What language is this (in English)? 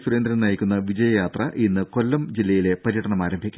Malayalam